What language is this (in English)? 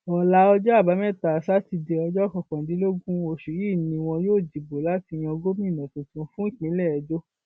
Yoruba